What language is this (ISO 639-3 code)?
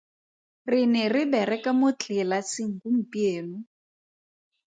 tsn